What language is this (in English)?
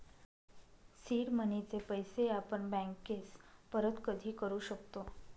Marathi